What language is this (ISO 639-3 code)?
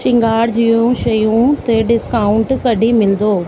snd